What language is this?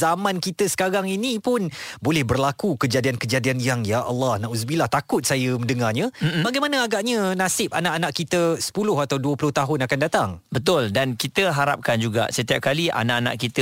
Malay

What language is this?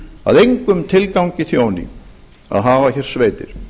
Icelandic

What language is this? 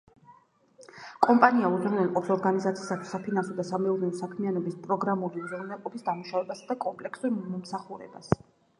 Georgian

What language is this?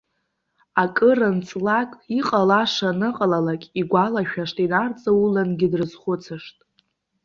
Abkhazian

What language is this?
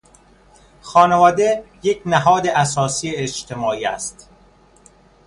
Persian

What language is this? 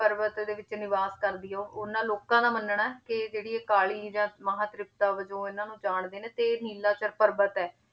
Punjabi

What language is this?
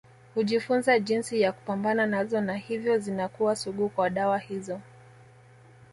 Swahili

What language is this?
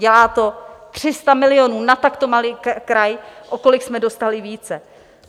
Czech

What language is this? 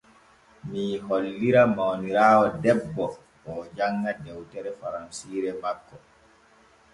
Borgu Fulfulde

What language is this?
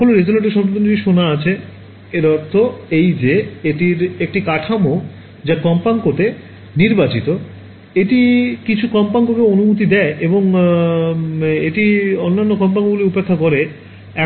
Bangla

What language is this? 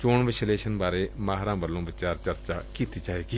Punjabi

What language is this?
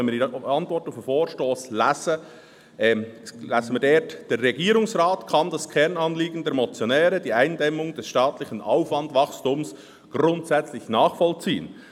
Swiss German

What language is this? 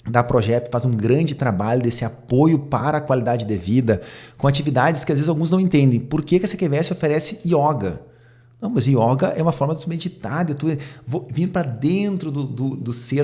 Portuguese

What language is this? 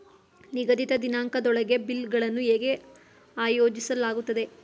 Kannada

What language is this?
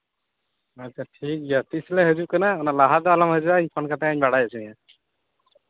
Santali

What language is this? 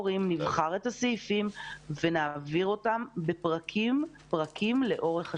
Hebrew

